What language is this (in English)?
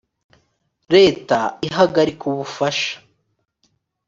Kinyarwanda